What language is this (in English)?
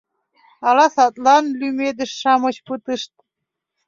Mari